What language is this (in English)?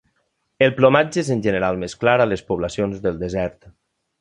Catalan